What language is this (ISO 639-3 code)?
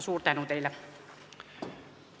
est